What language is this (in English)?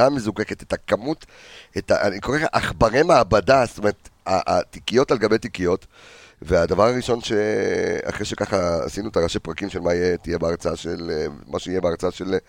Hebrew